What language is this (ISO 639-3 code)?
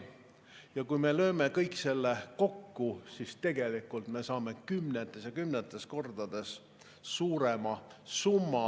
est